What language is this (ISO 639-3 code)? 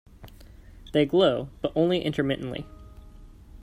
eng